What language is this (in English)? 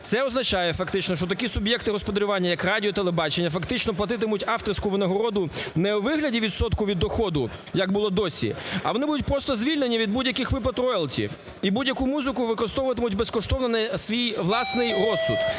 Ukrainian